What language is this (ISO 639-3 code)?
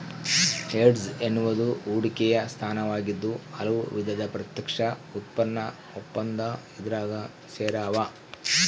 kan